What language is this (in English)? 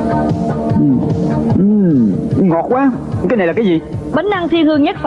Vietnamese